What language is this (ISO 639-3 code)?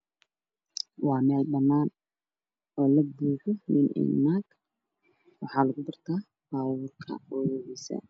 som